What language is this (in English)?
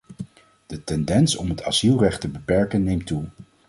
Dutch